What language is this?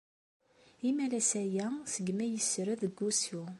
Kabyle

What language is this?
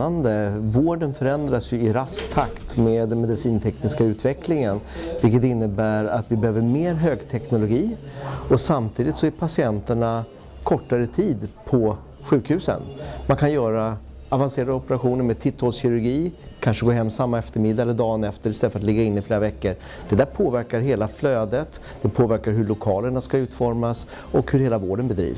Swedish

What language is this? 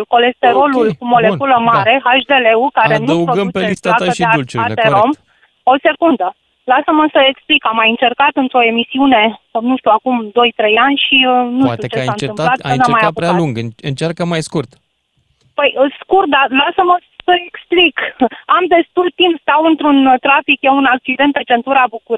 Romanian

